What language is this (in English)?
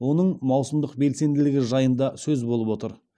Kazakh